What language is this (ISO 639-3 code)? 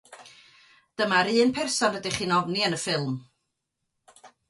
cym